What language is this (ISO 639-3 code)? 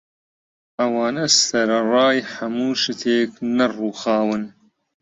ckb